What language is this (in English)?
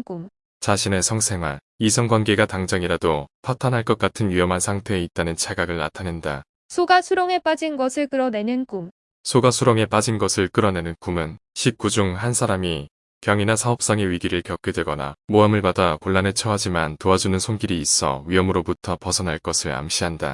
Korean